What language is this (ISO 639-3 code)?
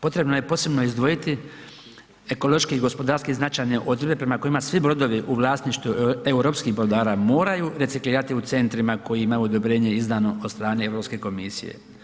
hrv